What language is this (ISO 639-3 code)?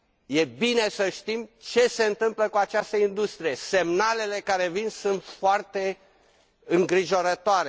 ron